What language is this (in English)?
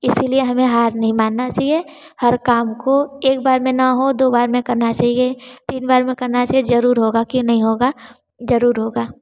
Hindi